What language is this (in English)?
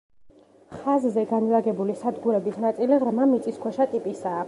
Georgian